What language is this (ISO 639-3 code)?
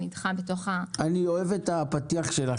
heb